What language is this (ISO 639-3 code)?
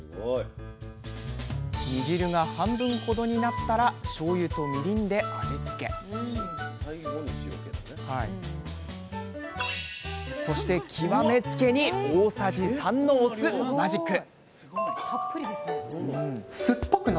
jpn